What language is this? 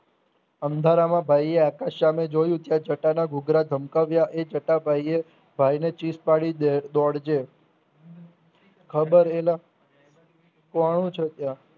Gujarati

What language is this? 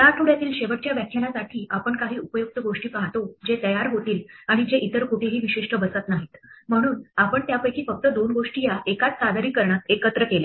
Marathi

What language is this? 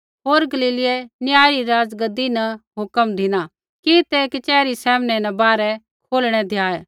Kullu Pahari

